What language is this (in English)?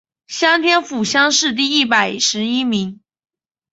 Chinese